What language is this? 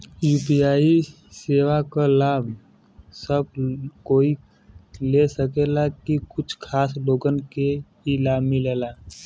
Bhojpuri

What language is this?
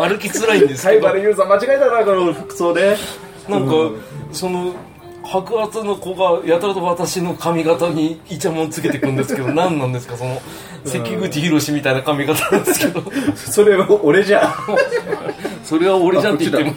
Japanese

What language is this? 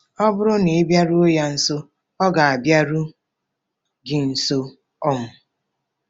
Igbo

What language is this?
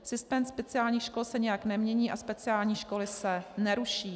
Czech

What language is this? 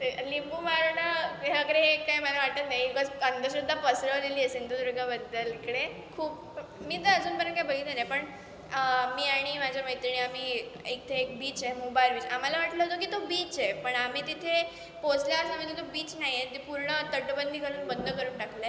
Marathi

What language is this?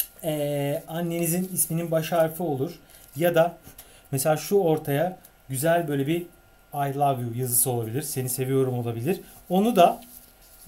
Turkish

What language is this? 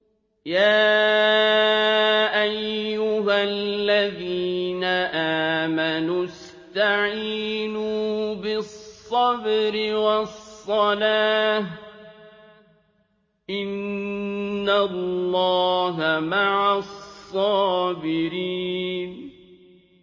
Arabic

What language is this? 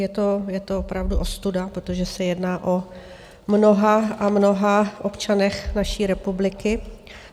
Czech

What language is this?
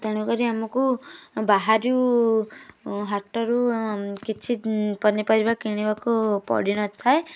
Odia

